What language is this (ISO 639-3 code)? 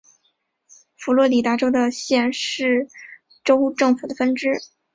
zho